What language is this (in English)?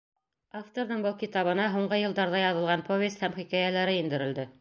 Bashkir